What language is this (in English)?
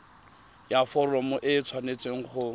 Tswana